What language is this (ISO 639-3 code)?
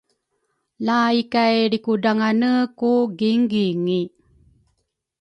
dru